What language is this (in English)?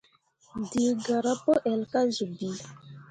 Mundang